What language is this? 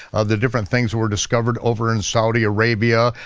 English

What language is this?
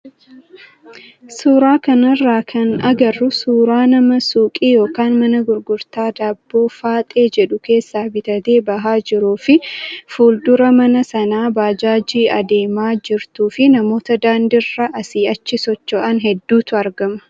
Oromo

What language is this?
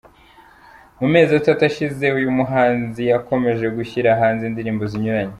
Kinyarwanda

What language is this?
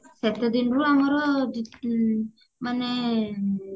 Odia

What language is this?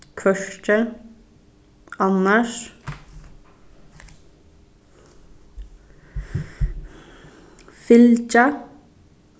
Faroese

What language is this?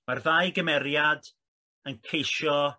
Welsh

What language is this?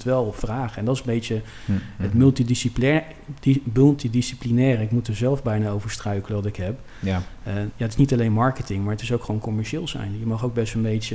Dutch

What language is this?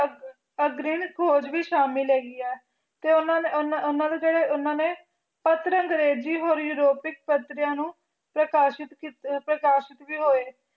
Punjabi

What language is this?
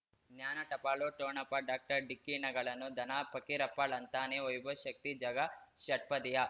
Kannada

